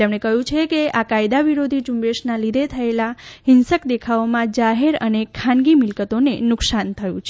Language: Gujarati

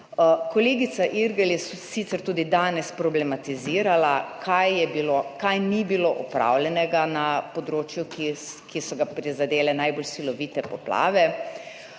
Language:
Slovenian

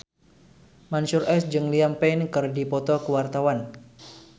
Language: Sundanese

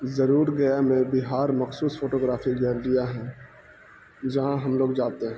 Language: Urdu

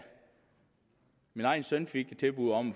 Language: Danish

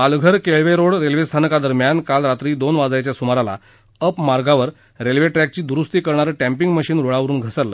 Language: Marathi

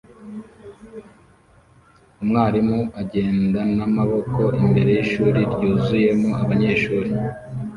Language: Kinyarwanda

